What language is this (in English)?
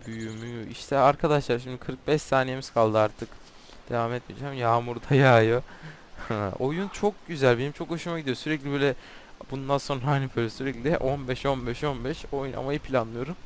Turkish